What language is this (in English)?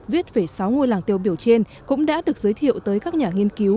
Vietnamese